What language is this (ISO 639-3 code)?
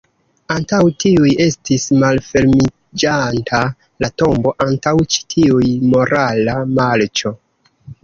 epo